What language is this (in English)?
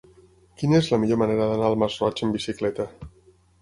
Catalan